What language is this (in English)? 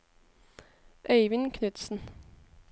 Norwegian